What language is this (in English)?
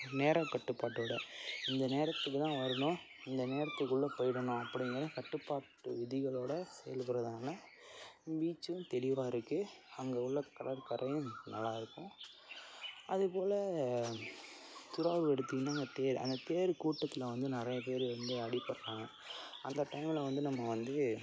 Tamil